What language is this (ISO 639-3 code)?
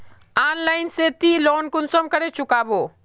mag